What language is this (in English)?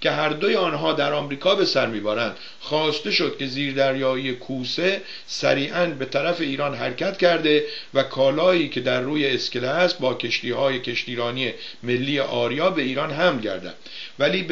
Persian